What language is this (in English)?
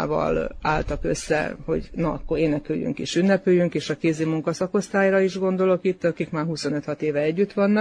Hungarian